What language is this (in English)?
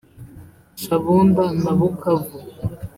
Kinyarwanda